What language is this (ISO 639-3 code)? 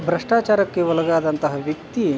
kan